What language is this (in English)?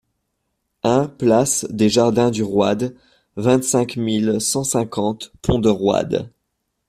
French